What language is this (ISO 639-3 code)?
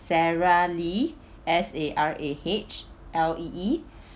eng